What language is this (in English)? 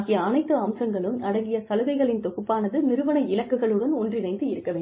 Tamil